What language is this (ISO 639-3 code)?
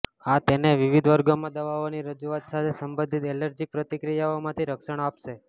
guj